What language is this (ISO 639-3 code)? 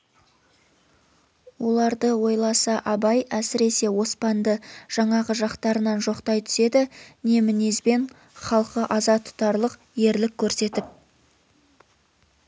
kaz